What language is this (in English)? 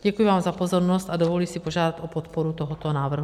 Czech